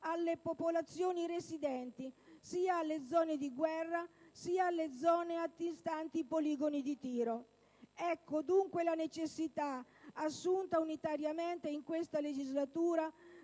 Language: Italian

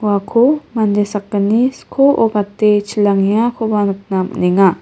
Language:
Garo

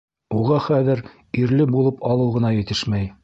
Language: Bashkir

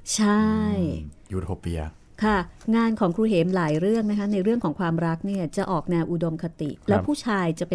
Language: Thai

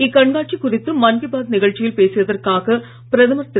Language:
Tamil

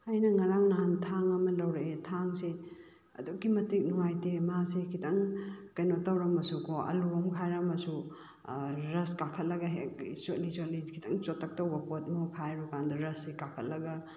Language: Manipuri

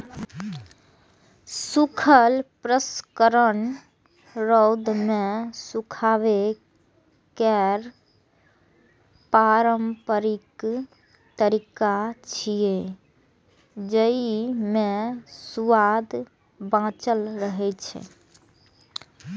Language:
Maithili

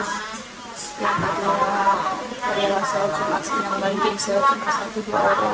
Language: Indonesian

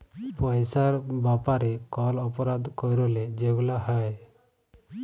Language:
Bangla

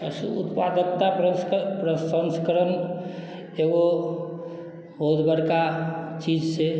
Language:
Maithili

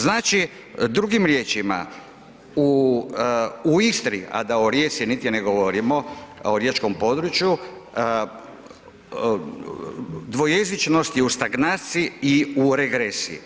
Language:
Croatian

